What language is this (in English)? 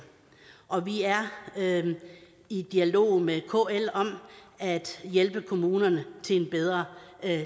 Danish